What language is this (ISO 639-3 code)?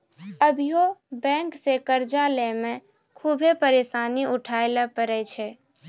mai